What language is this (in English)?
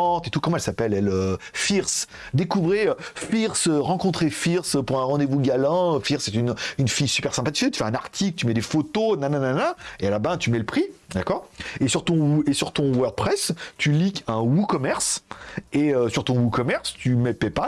French